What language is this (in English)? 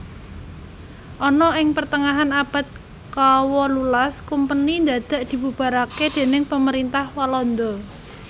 Javanese